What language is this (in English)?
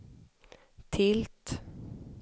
Swedish